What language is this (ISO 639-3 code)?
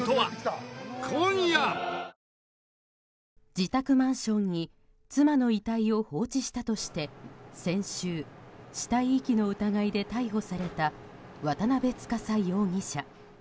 jpn